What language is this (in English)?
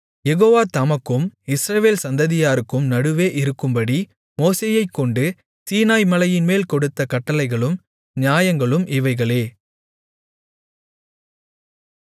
Tamil